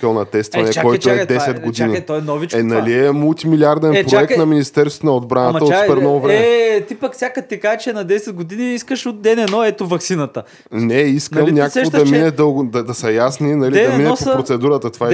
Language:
Bulgarian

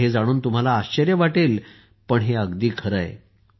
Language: Marathi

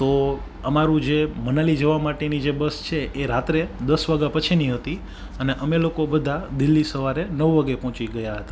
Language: Gujarati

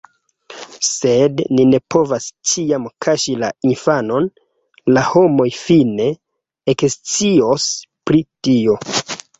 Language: Esperanto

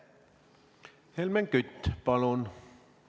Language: Estonian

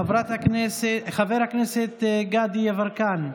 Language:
Hebrew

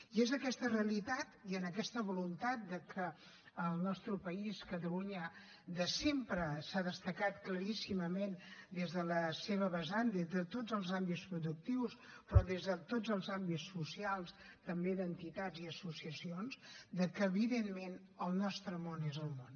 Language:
Catalan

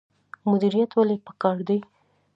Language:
Pashto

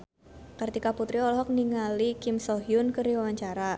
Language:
Sundanese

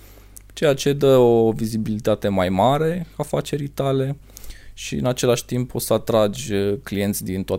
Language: Romanian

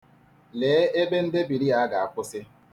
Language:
Igbo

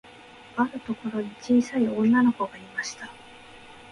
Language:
Japanese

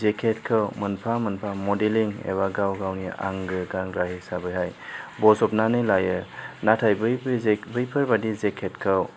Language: Bodo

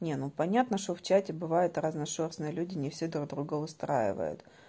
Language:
Russian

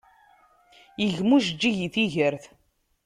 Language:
Kabyle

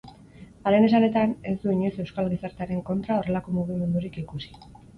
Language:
Basque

